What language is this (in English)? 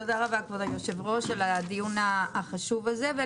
Hebrew